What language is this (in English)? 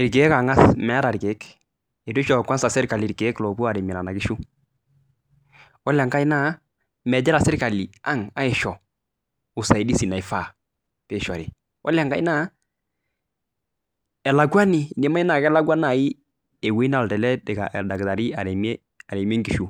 Masai